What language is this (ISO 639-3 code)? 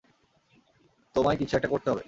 ben